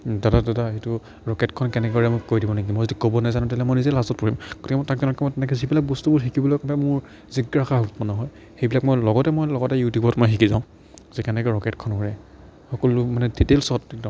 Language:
Assamese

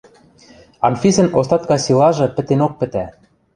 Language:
Western Mari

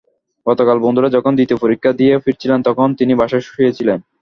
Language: Bangla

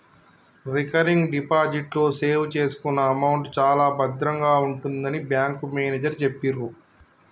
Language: Telugu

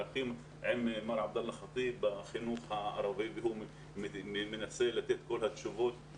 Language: Hebrew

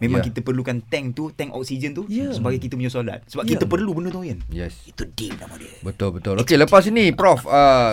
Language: Malay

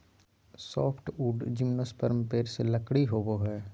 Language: Magahi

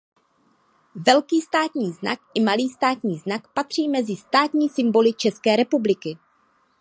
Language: Czech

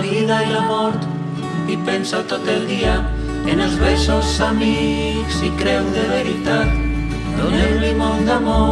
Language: Catalan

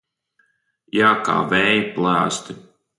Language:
Latvian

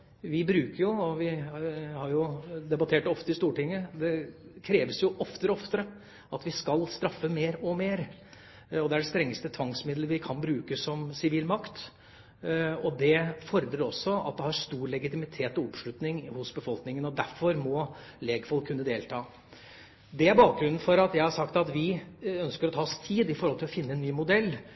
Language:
Norwegian Bokmål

